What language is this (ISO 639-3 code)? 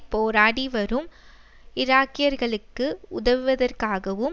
tam